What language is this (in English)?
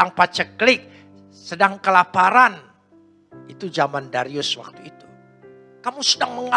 Indonesian